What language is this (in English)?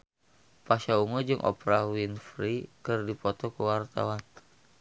Sundanese